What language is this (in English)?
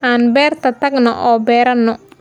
Somali